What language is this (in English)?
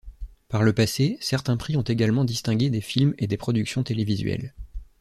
French